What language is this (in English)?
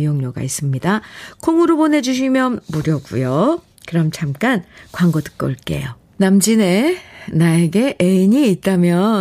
Korean